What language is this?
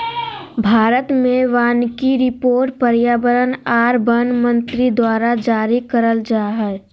Magahi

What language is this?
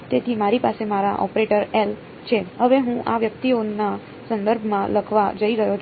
Gujarati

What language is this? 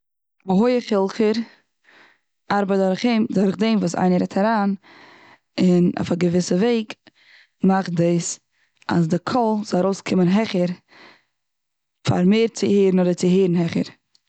Yiddish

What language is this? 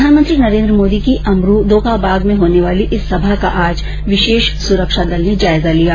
Hindi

